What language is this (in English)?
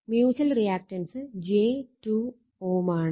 Malayalam